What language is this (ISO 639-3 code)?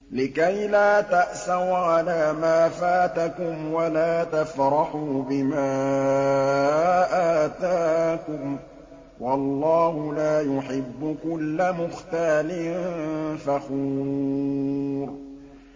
ara